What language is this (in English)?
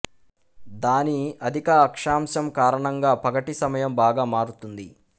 Telugu